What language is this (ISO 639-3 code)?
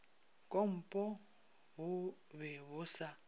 nso